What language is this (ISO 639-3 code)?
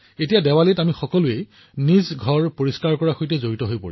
asm